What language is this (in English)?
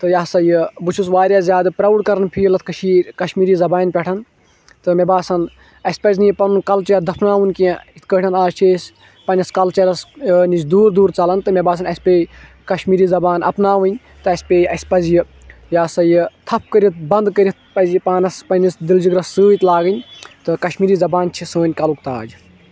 Kashmiri